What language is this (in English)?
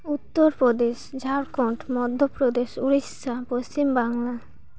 Santali